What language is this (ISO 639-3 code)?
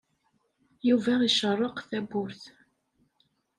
kab